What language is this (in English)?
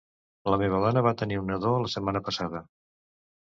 Catalan